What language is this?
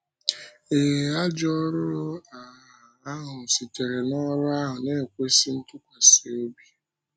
Igbo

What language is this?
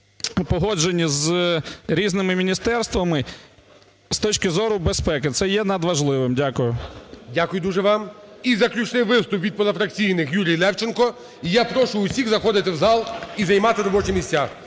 Ukrainian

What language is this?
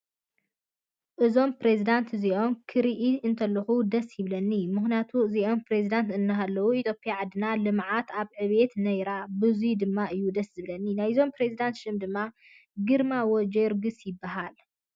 Tigrinya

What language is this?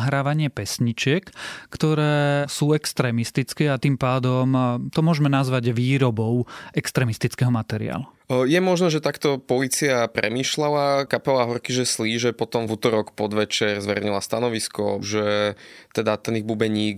Slovak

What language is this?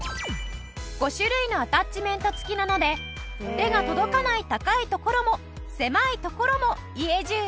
Japanese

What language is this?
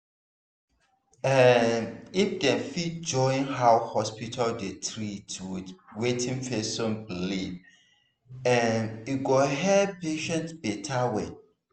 Nigerian Pidgin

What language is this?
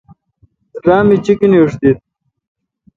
Kalkoti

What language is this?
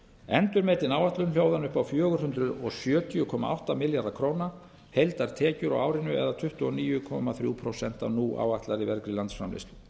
Icelandic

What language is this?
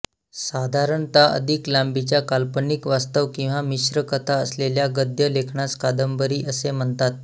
Marathi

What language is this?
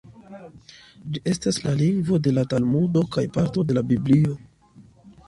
Esperanto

